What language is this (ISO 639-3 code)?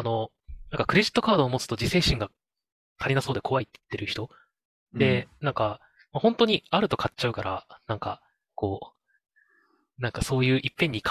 jpn